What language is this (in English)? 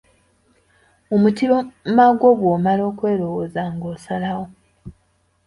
Ganda